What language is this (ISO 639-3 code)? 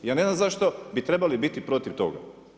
hrv